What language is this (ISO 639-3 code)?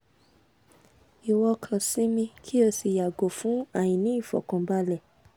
yor